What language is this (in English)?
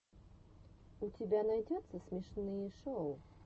Russian